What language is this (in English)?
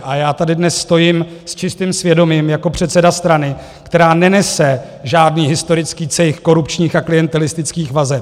Czech